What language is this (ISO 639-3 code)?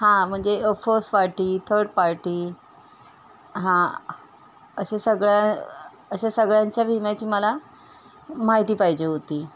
mar